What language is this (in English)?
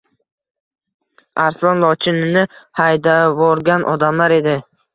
Uzbek